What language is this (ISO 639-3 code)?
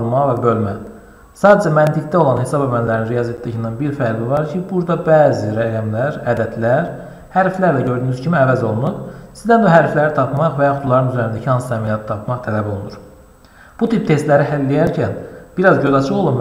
tur